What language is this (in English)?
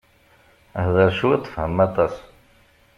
Kabyle